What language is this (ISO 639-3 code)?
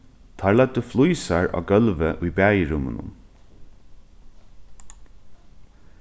fao